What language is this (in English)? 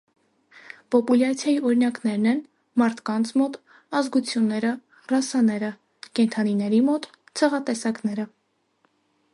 Armenian